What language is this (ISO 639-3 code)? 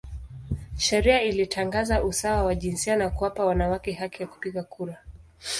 swa